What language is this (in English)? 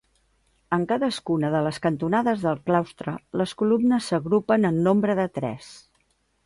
Catalan